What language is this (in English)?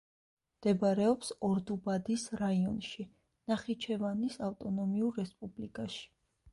Georgian